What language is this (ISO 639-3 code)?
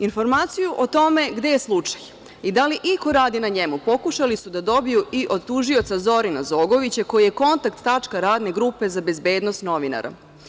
srp